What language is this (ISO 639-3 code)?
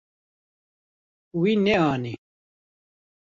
kur